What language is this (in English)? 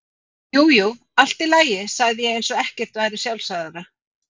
Icelandic